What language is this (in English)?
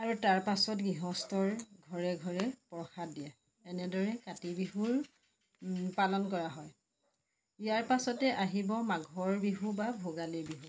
Assamese